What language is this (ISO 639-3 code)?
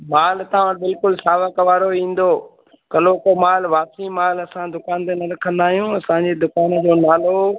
snd